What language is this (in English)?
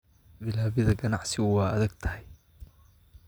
Somali